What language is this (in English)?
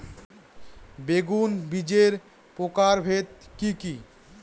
Bangla